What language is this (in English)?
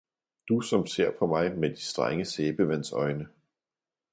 Danish